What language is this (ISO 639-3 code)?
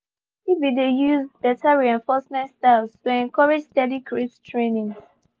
pcm